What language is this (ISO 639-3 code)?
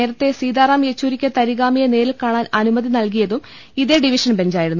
mal